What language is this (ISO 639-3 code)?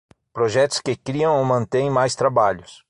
por